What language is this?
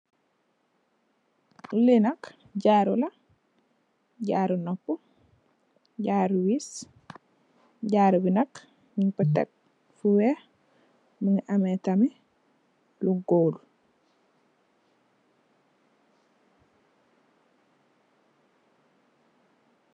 Wolof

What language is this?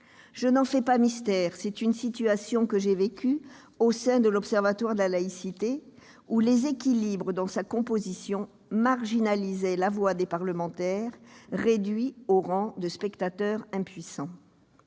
French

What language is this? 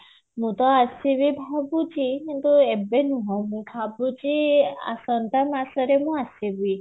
Odia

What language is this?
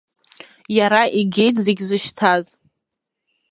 Abkhazian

